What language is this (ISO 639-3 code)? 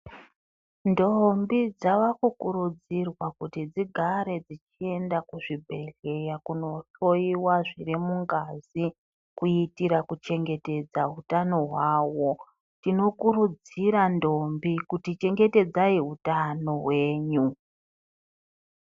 ndc